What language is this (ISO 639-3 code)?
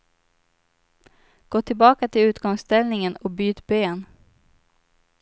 swe